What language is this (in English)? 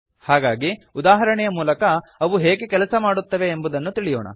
Kannada